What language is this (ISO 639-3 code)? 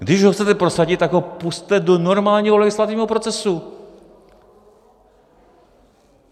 ces